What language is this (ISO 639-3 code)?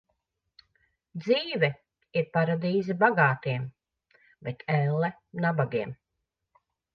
lav